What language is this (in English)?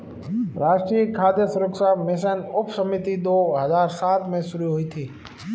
Hindi